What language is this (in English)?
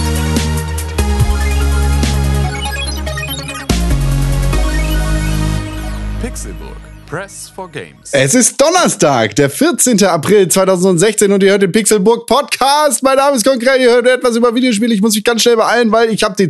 German